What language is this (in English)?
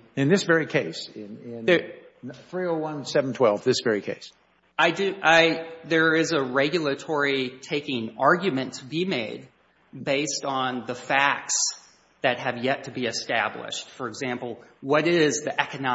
English